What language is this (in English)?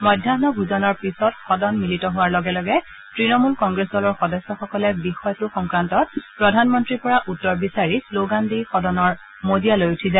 Assamese